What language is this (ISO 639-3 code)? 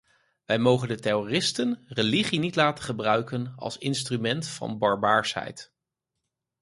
nld